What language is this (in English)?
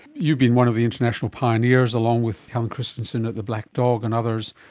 English